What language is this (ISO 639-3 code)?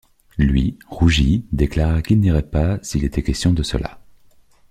fra